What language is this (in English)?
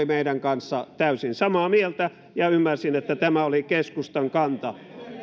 Finnish